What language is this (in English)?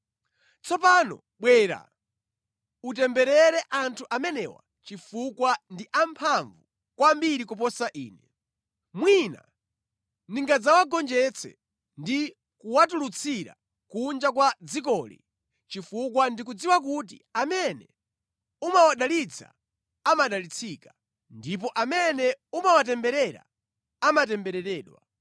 Nyanja